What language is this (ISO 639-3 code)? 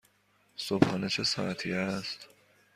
fas